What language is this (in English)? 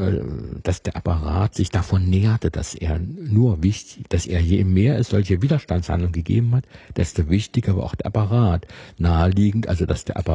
German